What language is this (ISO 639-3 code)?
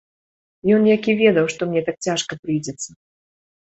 bel